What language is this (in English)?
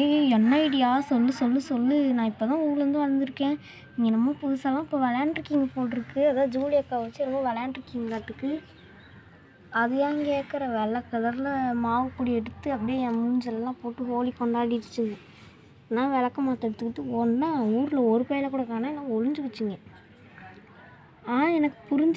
Romanian